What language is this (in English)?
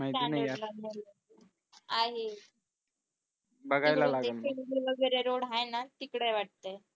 Marathi